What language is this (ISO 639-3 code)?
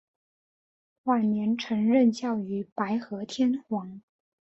zho